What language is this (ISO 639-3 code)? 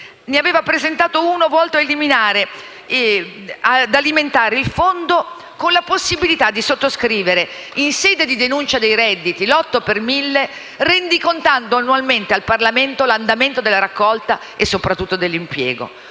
ita